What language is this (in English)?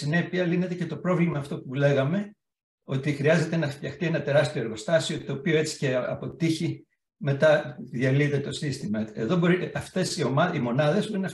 Greek